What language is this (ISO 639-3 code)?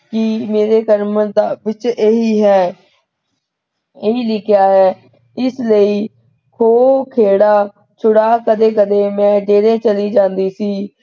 pan